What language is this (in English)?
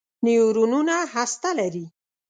Pashto